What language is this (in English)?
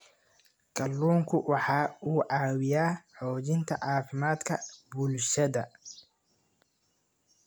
Somali